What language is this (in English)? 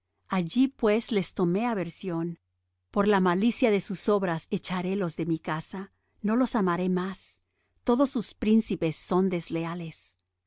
Spanish